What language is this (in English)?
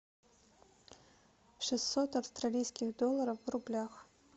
Russian